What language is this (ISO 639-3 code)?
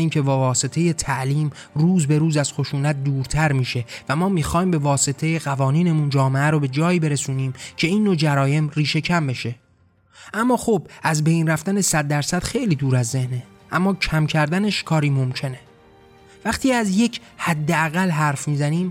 fas